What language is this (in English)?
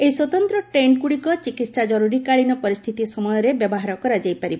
Odia